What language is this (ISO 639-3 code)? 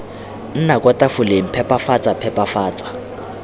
tsn